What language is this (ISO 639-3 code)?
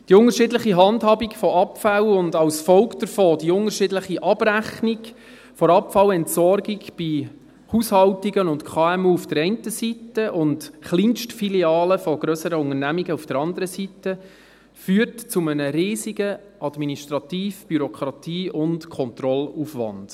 gsw